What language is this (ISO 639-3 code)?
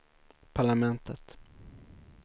swe